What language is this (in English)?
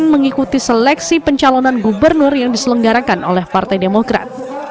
Indonesian